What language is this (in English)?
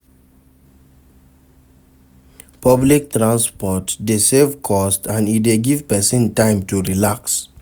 Nigerian Pidgin